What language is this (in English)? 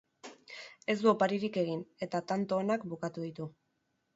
Basque